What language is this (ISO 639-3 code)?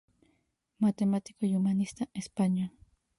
spa